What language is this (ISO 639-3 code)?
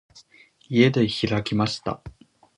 jpn